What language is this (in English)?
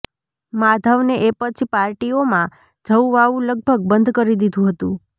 Gujarati